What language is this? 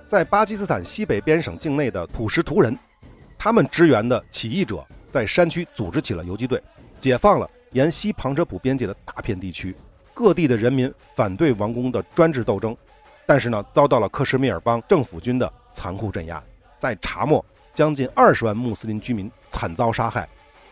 Chinese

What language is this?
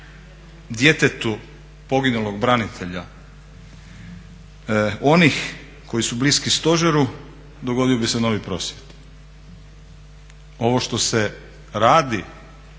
Croatian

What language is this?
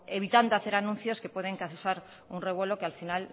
Spanish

